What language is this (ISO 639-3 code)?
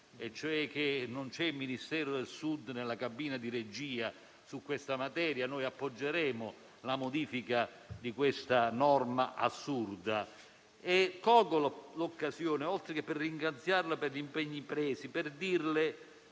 ita